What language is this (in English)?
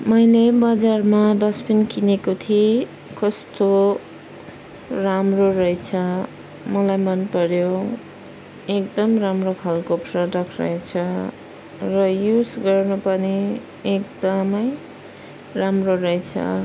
Nepali